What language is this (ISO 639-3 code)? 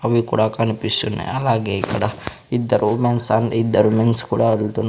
tel